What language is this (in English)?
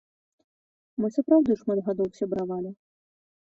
Belarusian